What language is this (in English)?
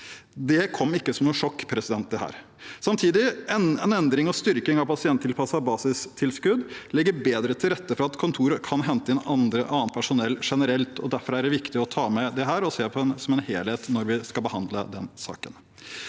Norwegian